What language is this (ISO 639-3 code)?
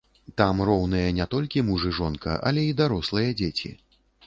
bel